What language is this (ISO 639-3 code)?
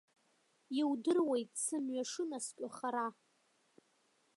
abk